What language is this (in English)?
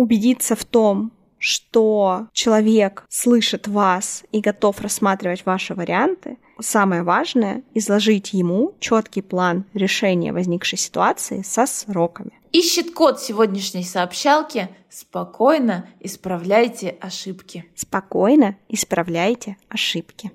Russian